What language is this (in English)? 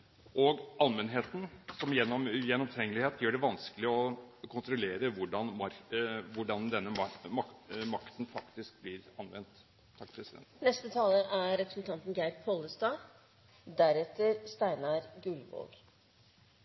Norwegian Bokmål